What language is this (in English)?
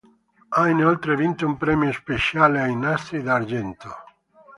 Italian